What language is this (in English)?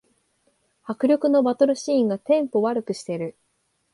Japanese